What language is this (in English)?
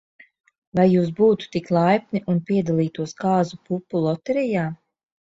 Latvian